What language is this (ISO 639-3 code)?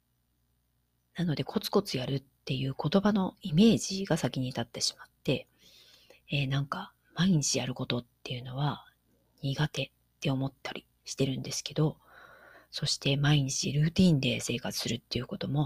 jpn